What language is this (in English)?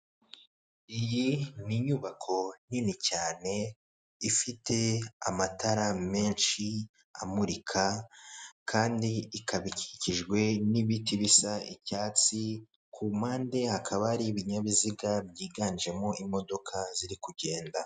Kinyarwanda